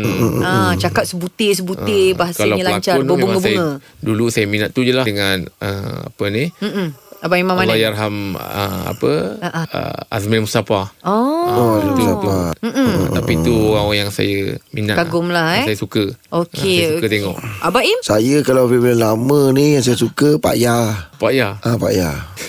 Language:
Malay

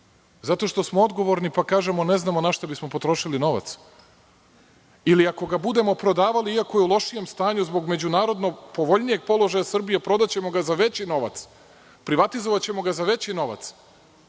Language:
Serbian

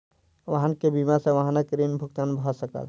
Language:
Maithili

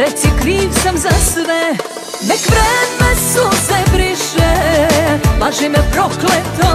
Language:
Polish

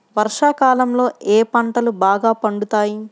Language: Telugu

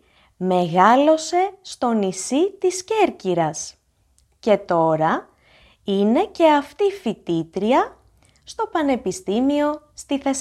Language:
Greek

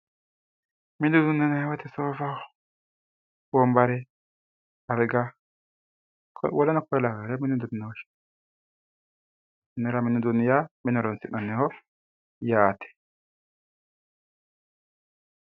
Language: Sidamo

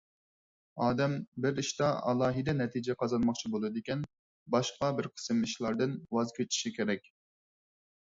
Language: Uyghur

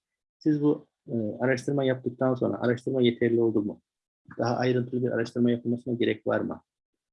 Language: Turkish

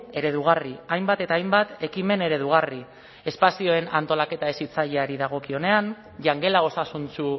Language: Basque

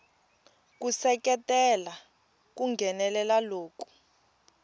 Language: Tsonga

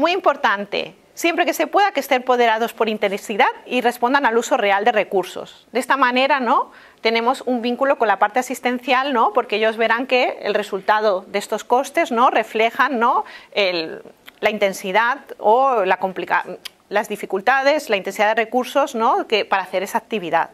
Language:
Spanish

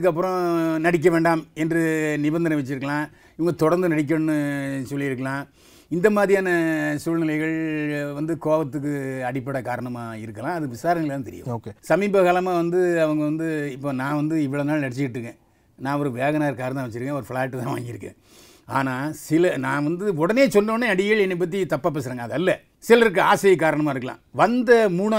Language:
Tamil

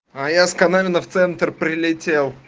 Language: Russian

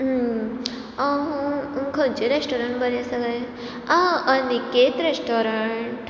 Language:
Konkani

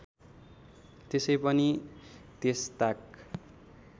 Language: Nepali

